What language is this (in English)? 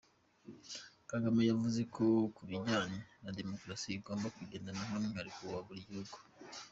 Kinyarwanda